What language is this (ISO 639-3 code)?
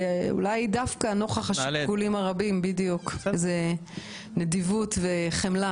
heb